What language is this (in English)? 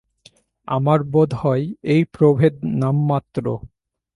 Bangla